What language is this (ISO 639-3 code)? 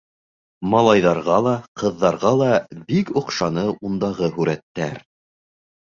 bak